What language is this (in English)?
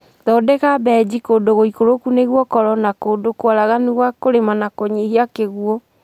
Kikuyu